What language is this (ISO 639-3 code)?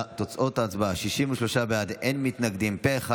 heb